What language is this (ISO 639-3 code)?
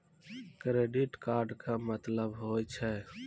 mai